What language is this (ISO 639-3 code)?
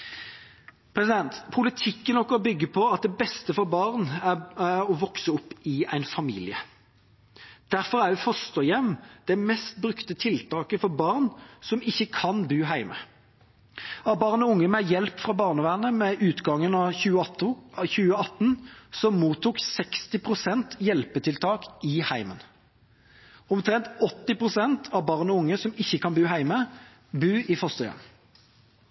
nob